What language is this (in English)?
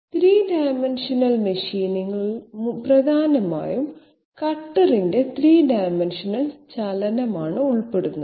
Malayalam